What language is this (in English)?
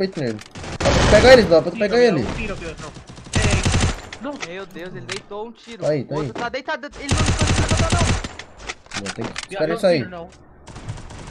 Portuguese